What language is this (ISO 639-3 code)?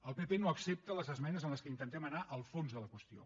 cat